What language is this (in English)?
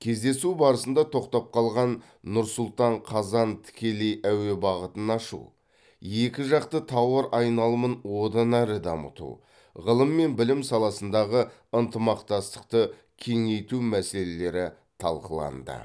Kazakh